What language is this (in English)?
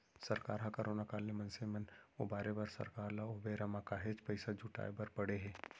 Chhattisgarhi